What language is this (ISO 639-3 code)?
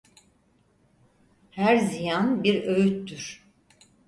tur